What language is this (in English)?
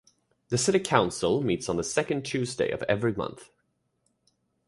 English